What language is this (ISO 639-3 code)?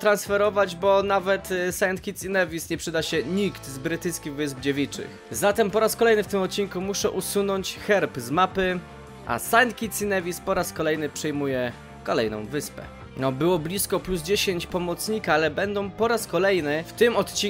pol